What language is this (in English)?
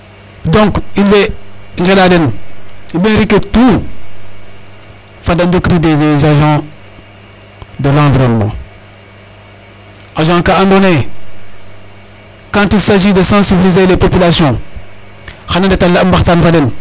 Serer